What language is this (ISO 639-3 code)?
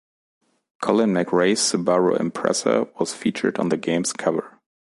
eng